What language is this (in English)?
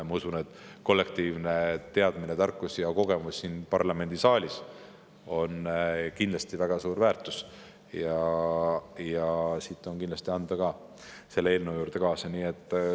Estonian